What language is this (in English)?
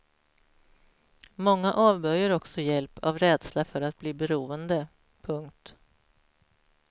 Swedish